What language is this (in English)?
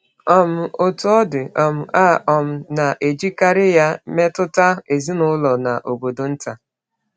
Igbo